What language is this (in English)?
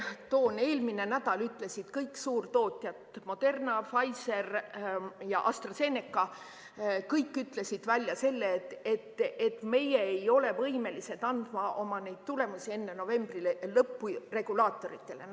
Estonian